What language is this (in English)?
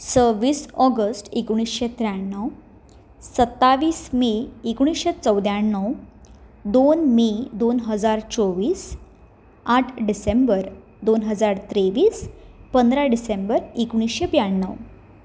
Konkani